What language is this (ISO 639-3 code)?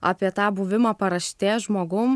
lit